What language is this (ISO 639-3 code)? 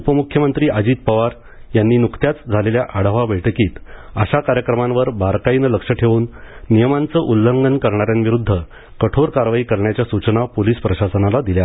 mar